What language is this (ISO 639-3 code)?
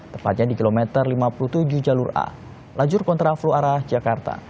ind